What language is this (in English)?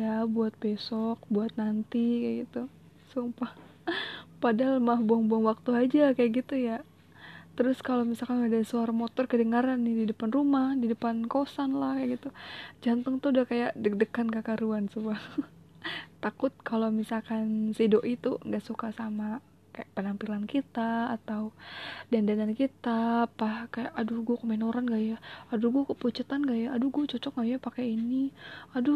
Indonesian